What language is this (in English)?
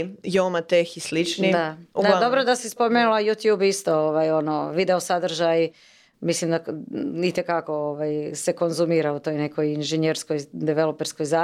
Croatian